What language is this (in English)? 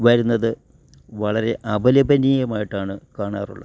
Malayalam